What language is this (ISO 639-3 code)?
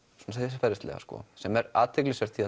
isl